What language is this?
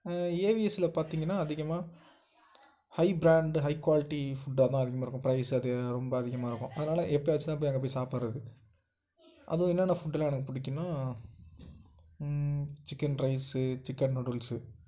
Tamil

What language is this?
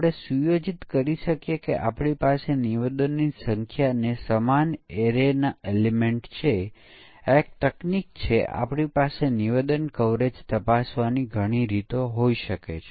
Gujarati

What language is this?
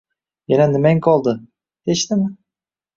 Uzbek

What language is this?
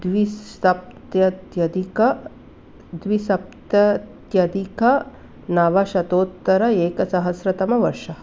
Sanskrit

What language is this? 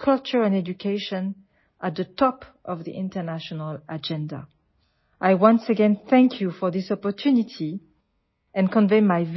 Telugu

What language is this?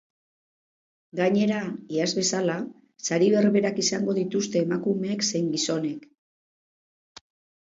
Basque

